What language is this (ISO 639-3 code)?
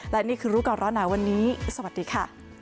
tha